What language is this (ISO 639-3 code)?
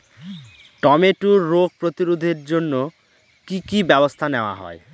ben